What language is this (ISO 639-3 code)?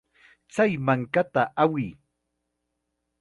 qxa